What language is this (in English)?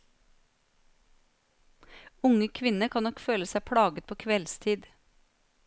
Norwegian